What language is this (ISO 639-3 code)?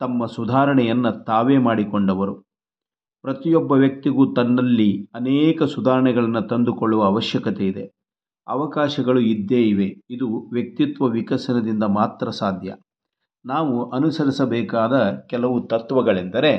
kan